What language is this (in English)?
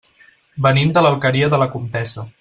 Catalan